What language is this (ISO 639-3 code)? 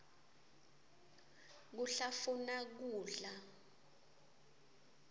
ssw